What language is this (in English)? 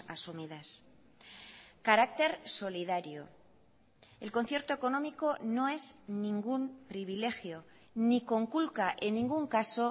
Spanish